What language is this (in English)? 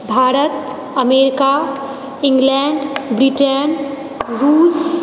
Maithili